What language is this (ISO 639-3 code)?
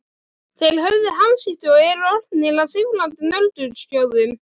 isl